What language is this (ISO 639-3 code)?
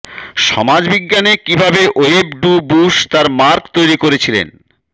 ben